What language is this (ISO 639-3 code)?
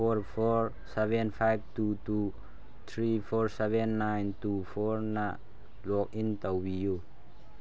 mni